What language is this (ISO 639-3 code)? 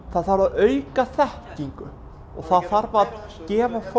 isl